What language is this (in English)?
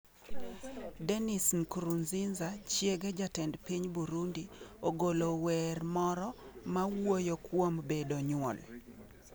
Luo (Kenya and Tanzania)